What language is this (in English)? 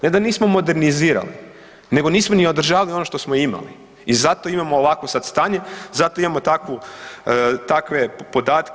Croatian